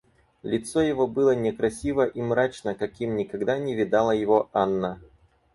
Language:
Russian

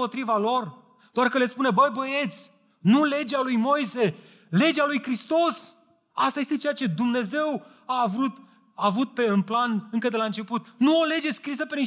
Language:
Romanian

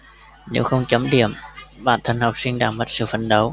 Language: Vietnamese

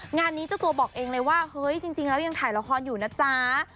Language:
Thai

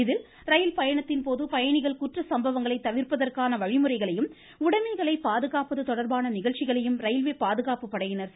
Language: Tamil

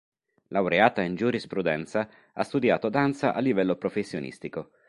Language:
Italian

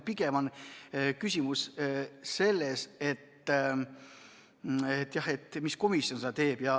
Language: Estonian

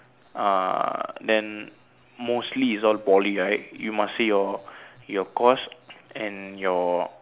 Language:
English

